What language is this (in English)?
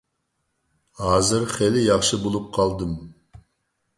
Uyghur